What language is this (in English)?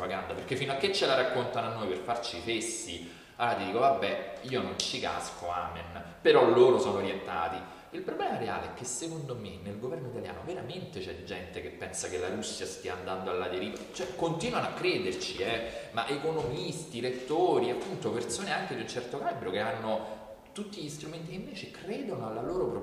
Italian